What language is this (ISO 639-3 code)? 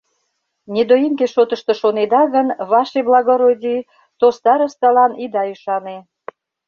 chm